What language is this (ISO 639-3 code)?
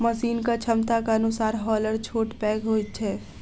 mai